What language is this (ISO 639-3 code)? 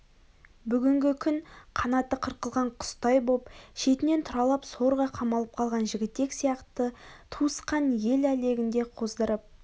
kaz